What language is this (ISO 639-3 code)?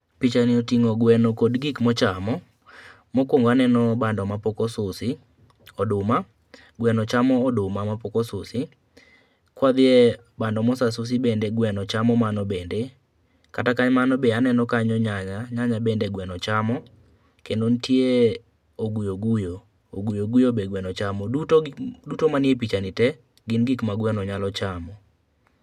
luo